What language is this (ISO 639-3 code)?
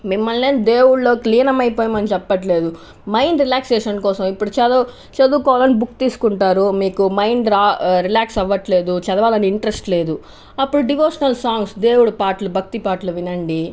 tel